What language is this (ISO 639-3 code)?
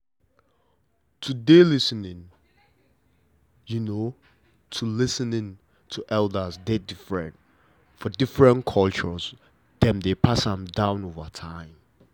pcm